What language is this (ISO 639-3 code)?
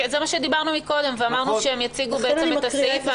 heb